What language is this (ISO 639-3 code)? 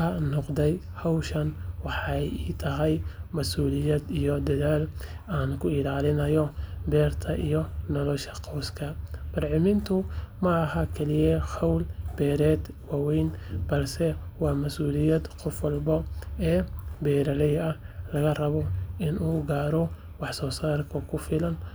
som